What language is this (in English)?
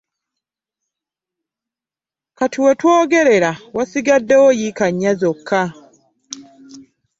Ganda